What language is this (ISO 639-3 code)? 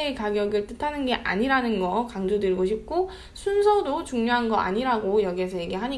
kor